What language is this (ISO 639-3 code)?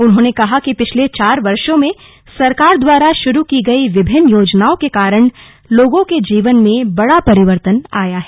hin